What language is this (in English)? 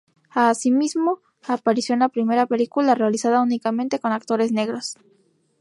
Spanish